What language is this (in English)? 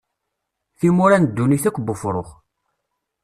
Kabyle